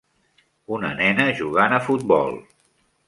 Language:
Catalan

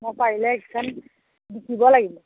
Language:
Assamese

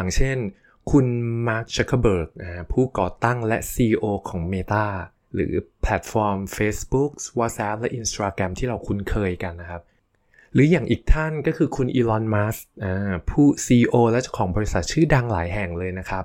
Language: Thai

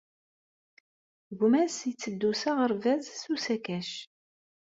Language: Kabyle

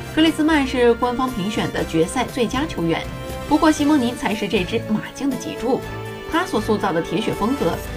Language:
Chinese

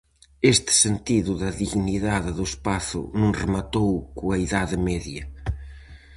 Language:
Galician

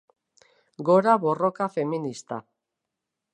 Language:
Basque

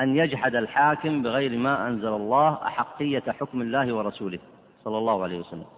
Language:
Arabic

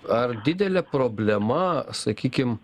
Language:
Lithuanian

